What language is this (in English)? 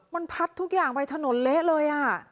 Thai